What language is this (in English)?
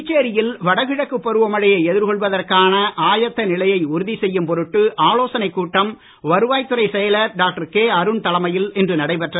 Tamil